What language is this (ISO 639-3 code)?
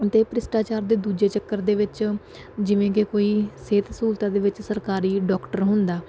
pan